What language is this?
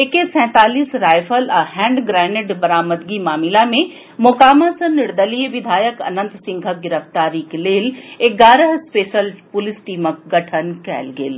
Maithili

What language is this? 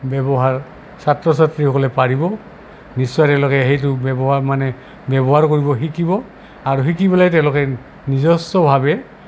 Assamese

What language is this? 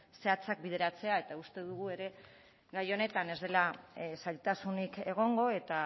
Basque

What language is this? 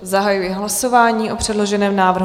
Czech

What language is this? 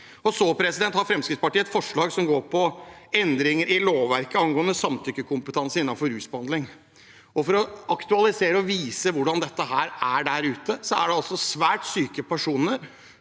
Norwegian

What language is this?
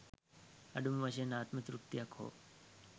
Sinhala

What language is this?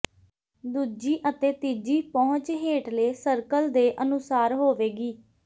Punjabi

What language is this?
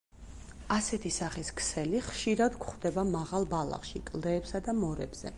Georgian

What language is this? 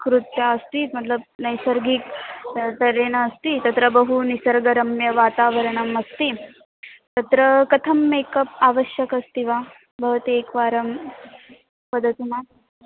Sanskrit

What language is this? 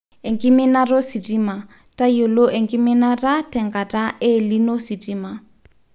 Masai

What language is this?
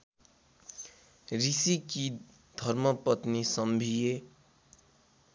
Nepali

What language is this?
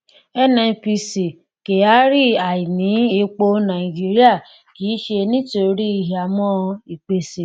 Yoruba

